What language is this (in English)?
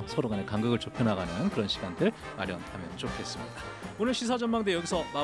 Korean